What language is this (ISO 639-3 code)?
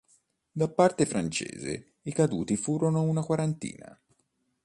ita